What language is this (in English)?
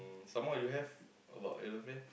English